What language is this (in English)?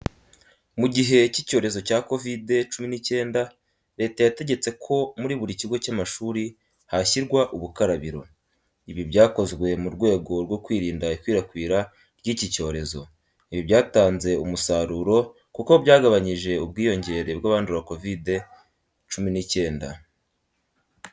Kinyarwanda